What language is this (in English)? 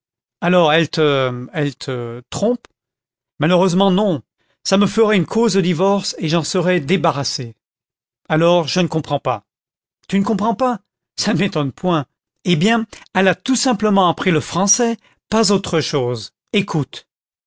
French